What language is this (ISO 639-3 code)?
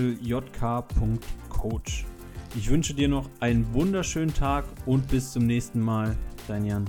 deu